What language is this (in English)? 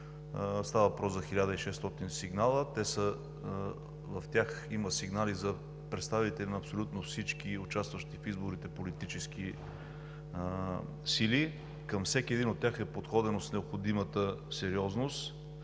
Bulgarian